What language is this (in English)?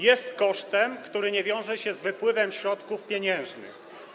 Polish